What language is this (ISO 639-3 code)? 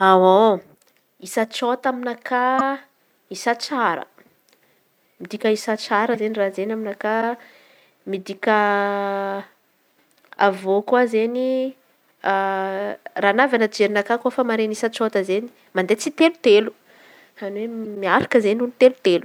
xmv